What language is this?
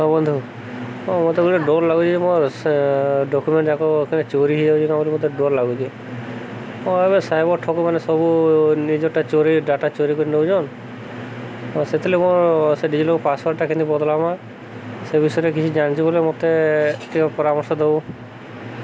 Odia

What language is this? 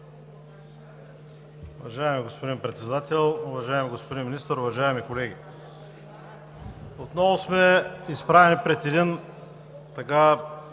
Bulgarian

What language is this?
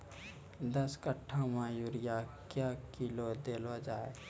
Maithili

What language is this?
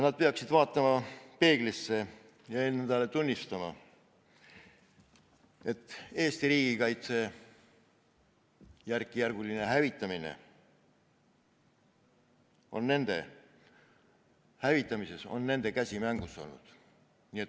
Estonian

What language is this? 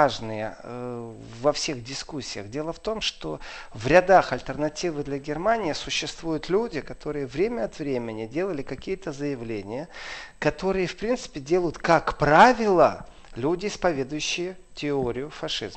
Russian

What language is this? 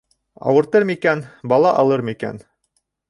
Bashkir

